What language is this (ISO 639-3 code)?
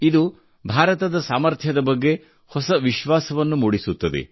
kan